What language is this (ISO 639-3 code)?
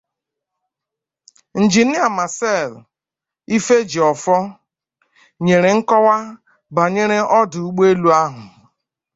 ibo